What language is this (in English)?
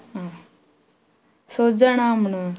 Konkani